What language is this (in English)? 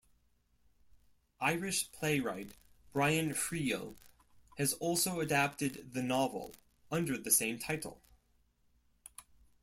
English